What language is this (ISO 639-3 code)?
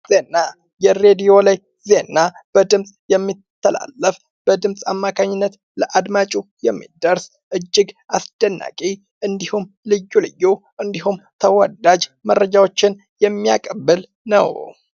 amh